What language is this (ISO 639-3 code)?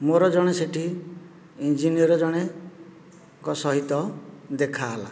ori